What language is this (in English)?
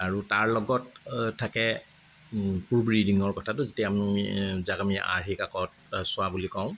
Assamese